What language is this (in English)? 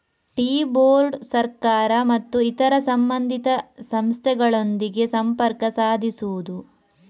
Kannada